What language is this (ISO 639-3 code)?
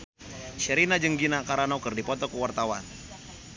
sun